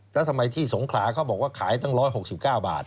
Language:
Thai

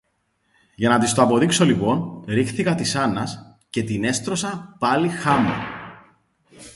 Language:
Greek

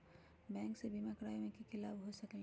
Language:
Magahi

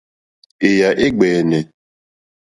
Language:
Mokpwe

